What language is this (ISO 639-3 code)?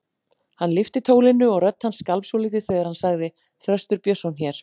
isl